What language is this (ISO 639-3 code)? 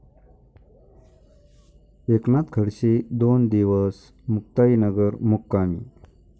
mar